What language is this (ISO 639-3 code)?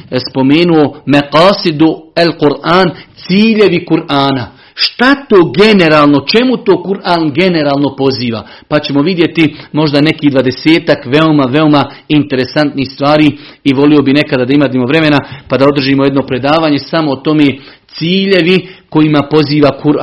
hrv